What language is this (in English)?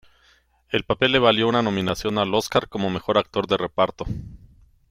Spanish